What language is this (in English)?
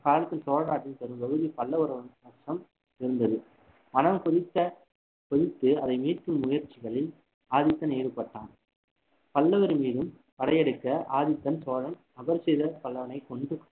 Tamil